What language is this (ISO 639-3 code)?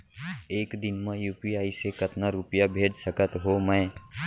hne